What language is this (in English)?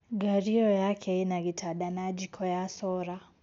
Kikuyu